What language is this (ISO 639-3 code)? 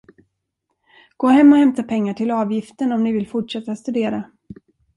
swe